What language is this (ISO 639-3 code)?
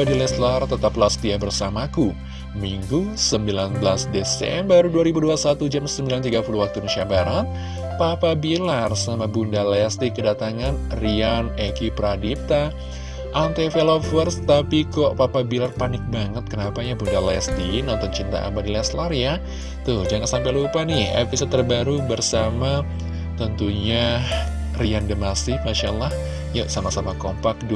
ind